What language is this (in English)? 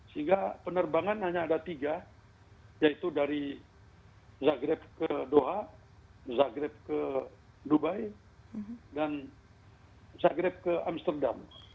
Indonesian